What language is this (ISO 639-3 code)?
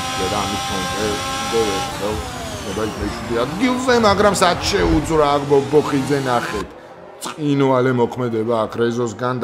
ron